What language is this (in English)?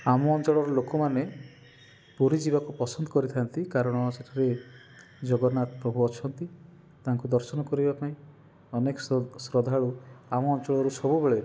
Odia